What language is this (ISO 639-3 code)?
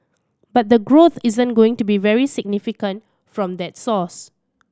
eng